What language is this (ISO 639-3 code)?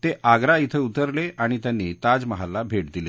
mar